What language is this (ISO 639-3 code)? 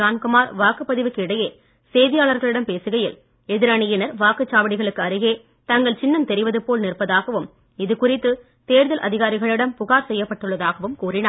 tam